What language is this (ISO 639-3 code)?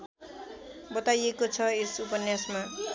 nep